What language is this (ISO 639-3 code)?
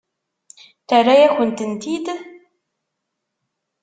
kab